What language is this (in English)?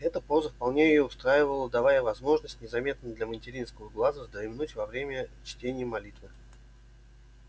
Russian